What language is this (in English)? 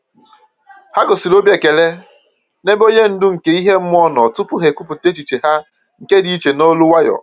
Igbo